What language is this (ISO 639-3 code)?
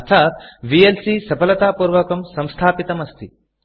san